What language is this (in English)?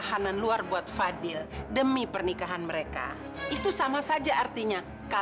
Indonesian